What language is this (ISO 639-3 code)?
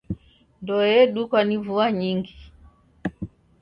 dav